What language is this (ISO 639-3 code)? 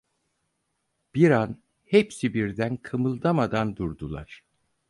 tur